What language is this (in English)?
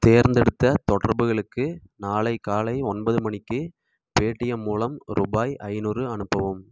Tamil